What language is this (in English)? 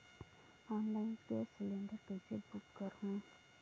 Chhattisgarhi